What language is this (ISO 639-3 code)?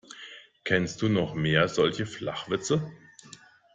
deu